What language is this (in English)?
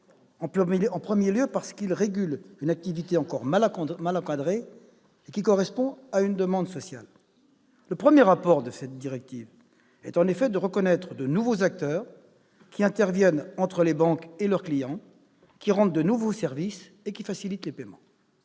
French